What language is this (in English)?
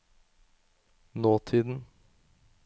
Norwegian